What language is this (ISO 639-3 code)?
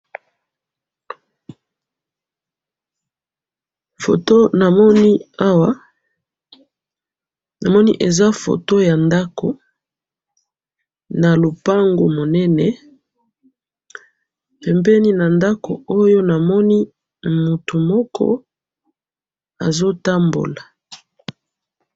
lin